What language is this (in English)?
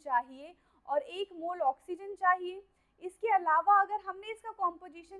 Hindi